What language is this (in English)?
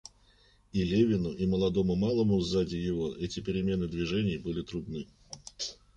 Russian